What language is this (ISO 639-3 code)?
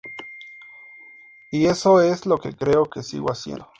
spa